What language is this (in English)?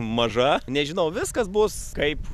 Lithuanian